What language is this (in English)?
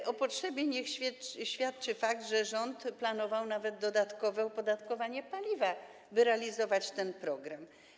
Polish